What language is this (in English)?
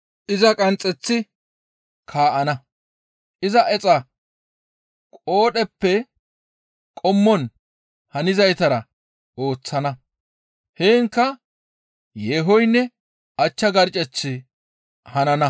Gamo